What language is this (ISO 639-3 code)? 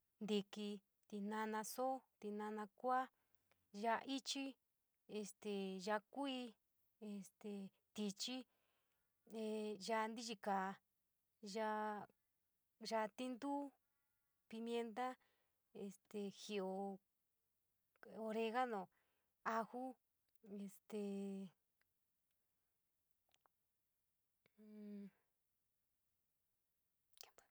mig